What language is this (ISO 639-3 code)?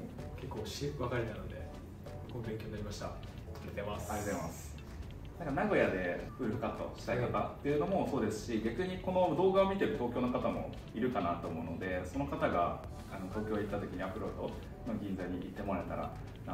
jpn